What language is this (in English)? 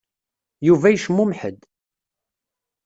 Kabyle